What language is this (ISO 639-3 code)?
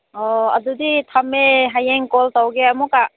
mni